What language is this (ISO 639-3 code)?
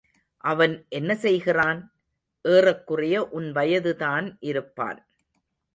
tam